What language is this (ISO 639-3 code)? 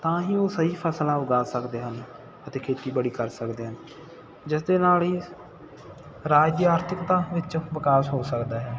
pan